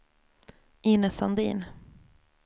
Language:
Swedish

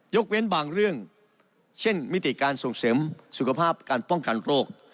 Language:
Thai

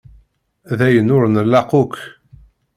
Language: Kabyle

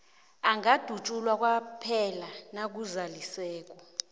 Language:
South Ndebele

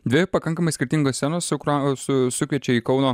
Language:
Lithuanian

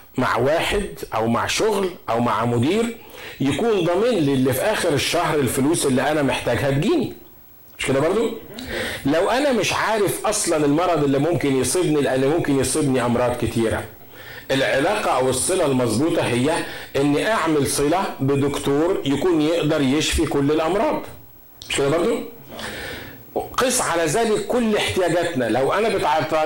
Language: Arabic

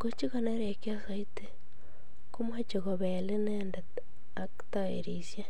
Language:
Kalenjin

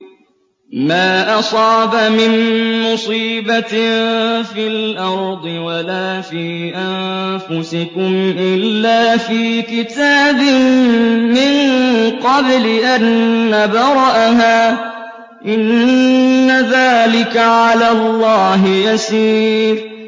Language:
Arabic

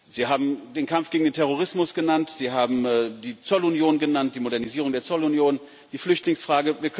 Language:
German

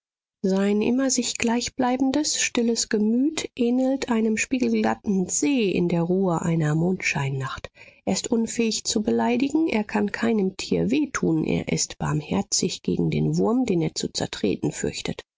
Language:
German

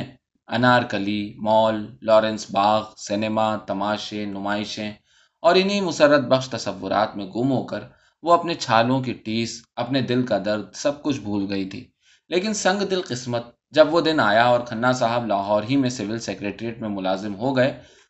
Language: Urdu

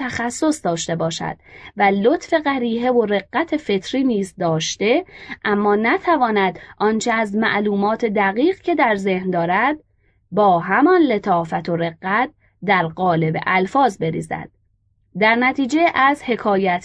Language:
Persian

